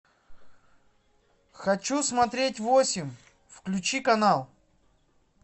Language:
Russian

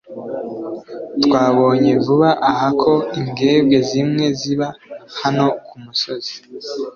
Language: Kinyarwanda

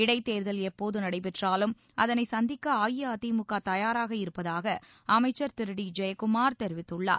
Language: Tamil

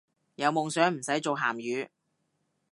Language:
Cantonese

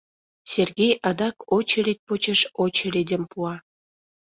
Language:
Mari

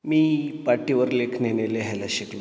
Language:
Marathi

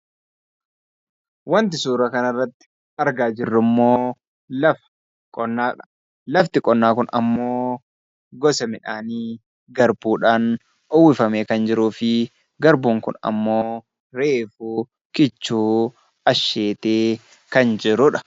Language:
Oromo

